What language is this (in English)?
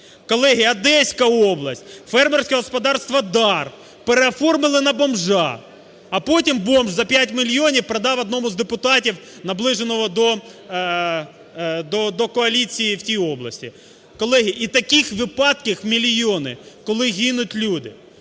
Ukrainian